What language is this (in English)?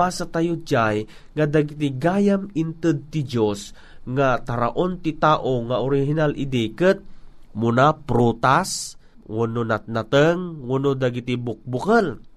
Filipino